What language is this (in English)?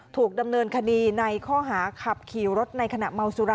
Thai